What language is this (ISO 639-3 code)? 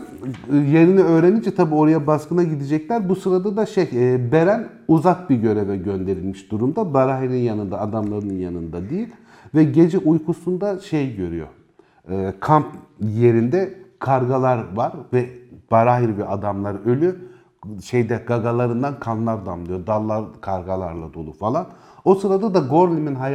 tur